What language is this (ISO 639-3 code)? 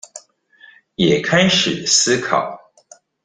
zho